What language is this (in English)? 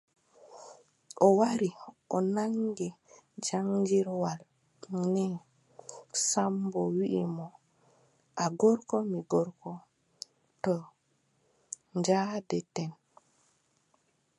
Adamawa Fulfulde